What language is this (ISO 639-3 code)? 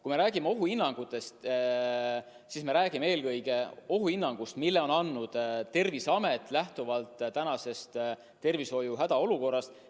est